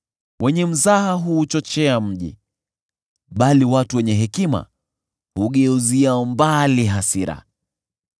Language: Swahili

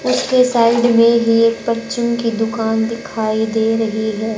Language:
Hindi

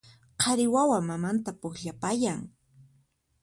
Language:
Puno Quechua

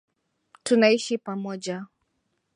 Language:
Swahili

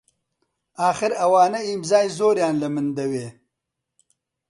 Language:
Central Kurdish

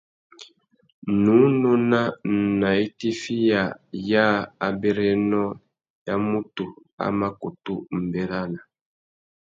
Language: Tuki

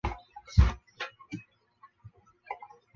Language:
Chinese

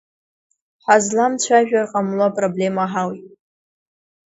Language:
Abkhazian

